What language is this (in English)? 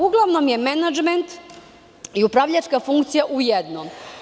Serbian